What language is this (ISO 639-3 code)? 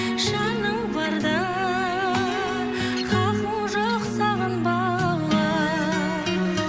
kaz